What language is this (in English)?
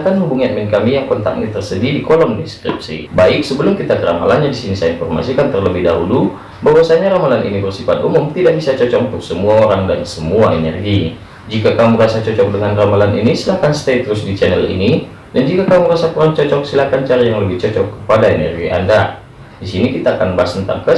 Indonesian